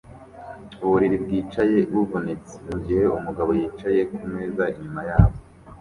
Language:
Kinyarwanda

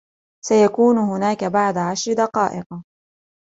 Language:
Arabic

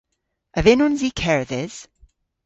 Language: Cornish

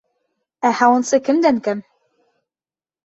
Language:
Bashkir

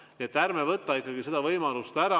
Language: Estonian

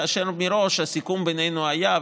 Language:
Hebrew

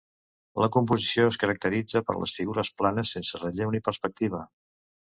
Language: Catalan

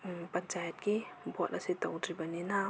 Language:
Manipuri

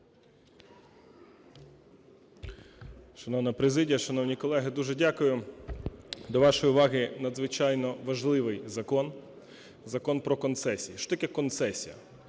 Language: Ukrainian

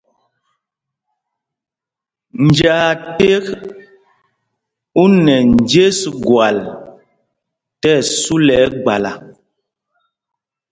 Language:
Mpumpong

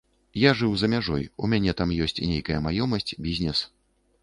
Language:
Belarusian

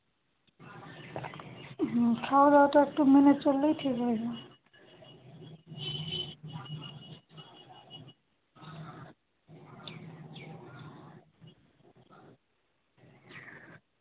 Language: Bangla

